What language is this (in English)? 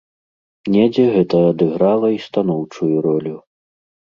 Belarusian